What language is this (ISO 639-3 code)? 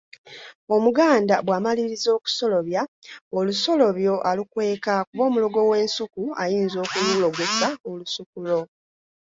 lug